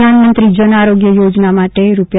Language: Gujarati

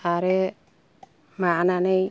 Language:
Bodo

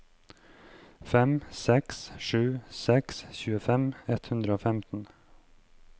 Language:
Norwegian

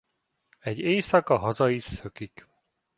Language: Hungarian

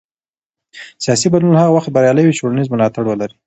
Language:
Pashto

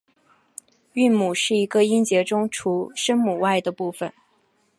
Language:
Chinese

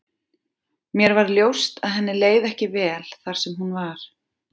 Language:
Icelandic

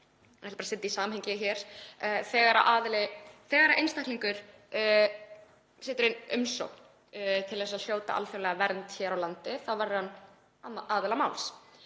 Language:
Icelandic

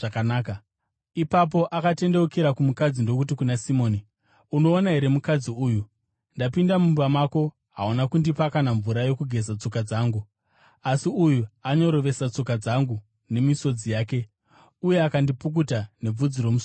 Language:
Shona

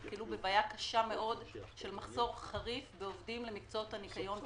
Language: Hebrew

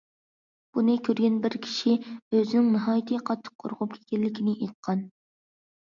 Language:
Uyghur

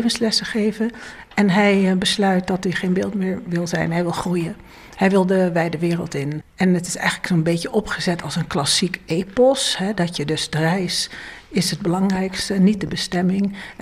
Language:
Dutch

